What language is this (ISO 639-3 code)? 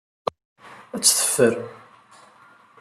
kab